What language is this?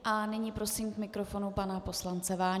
Czech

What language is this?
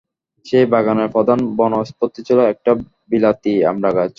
Bangla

